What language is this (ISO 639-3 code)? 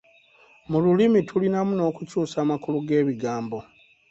lug